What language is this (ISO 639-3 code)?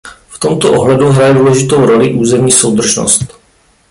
ces